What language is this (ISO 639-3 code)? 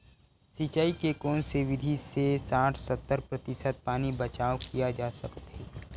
hne